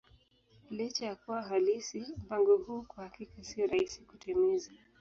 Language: Swahili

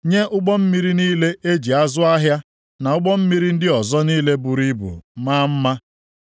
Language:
Igbo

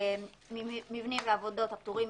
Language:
Hebrew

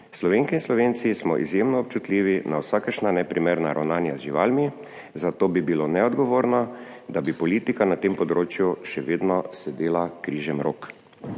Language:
Slovenian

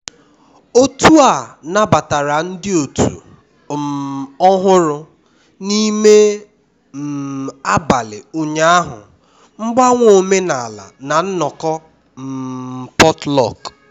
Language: Igbo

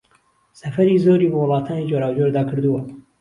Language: Central Kurdish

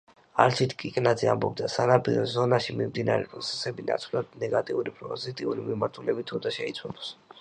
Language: Georgian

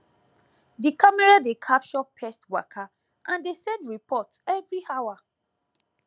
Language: Nigerian Pidgin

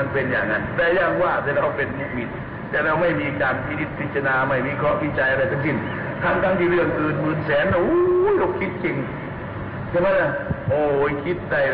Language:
Thai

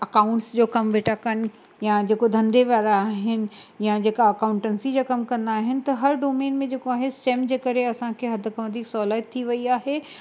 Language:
Sindhi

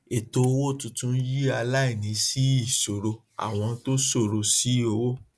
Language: Yoruba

